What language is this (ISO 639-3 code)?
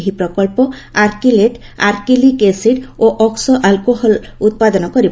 ori